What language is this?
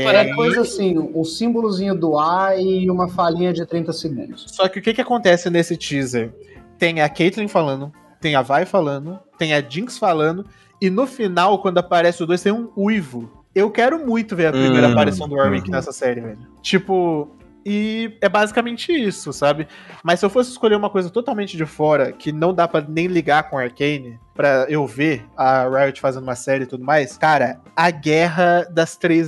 Portuguese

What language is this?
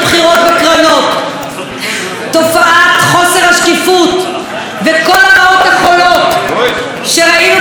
Hebrew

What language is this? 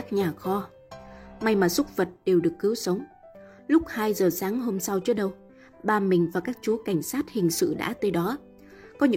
Vietnamese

